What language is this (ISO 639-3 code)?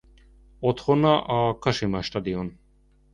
hun